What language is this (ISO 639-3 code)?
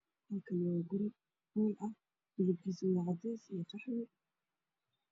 som